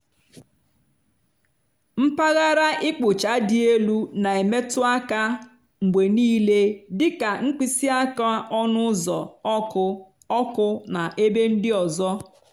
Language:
Igbo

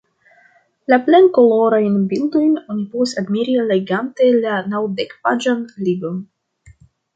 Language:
Esperanto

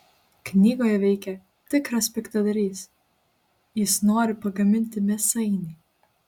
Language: Lithuanian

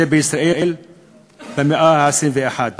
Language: Hebrew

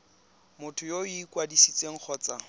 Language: Tswana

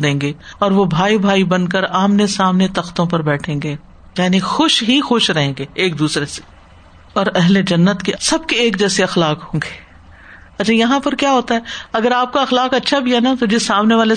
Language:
Urdu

